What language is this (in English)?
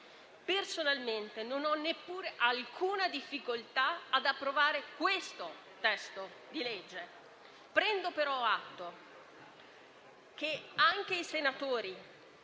Italian